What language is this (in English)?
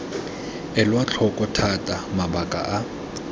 Tswana